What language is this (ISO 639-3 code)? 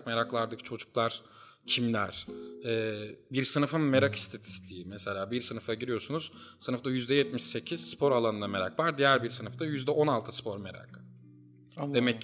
tur